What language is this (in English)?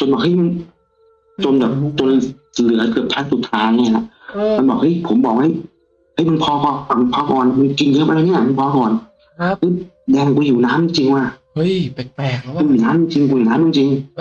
Thai